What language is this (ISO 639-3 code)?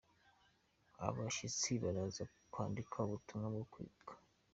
kin